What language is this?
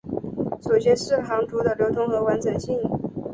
Chinese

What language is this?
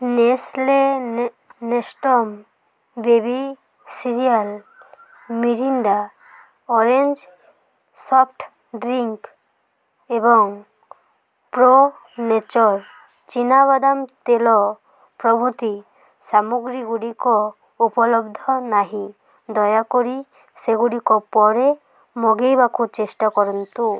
Odia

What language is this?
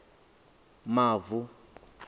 Venda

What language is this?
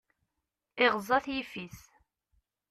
Kabyle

